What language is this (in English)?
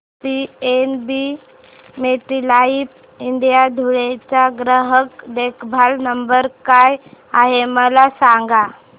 Marathi